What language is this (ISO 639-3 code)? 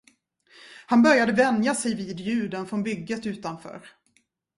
swe